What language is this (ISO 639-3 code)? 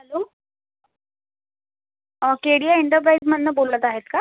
mar